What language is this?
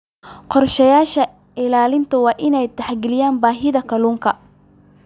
Somali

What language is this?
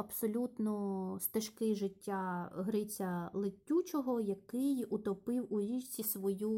Ukrainian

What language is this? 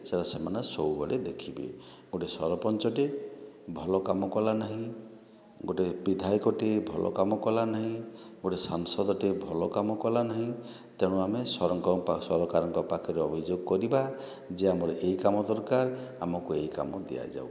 Odia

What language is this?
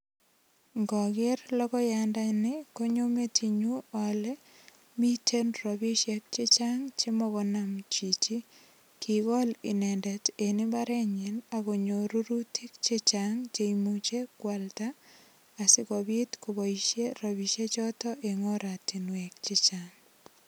Kalenjin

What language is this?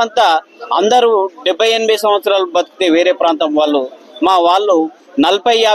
Telugu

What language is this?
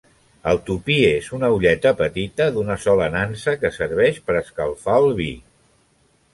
Catalan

